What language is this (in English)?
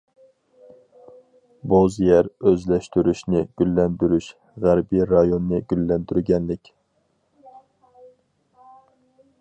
Uyghur